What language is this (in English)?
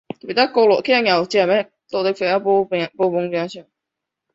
Chinese